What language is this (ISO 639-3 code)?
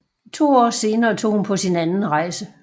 dan